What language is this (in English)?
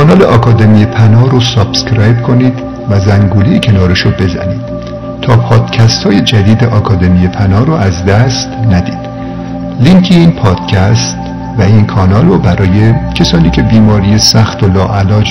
Persian